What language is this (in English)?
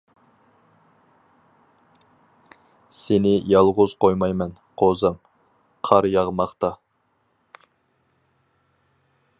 Uyghur